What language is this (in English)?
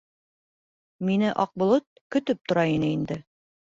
Bashkir